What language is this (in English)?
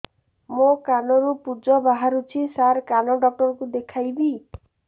Odia